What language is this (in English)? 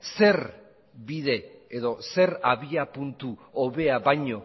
Basque